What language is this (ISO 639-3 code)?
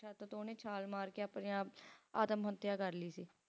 pan